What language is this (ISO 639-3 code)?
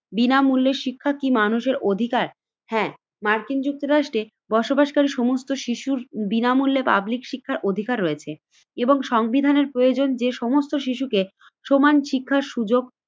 ben